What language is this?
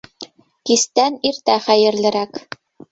Bashkir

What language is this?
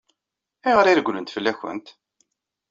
Kabyle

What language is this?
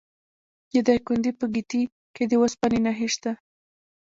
Pashto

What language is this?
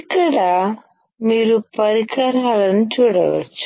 Telugu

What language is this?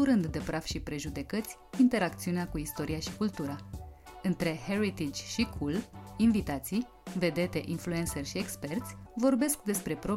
Romanian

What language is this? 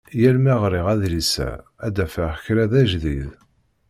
Kabyle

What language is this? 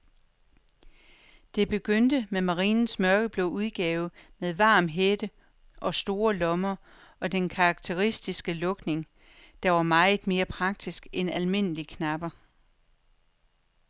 Danish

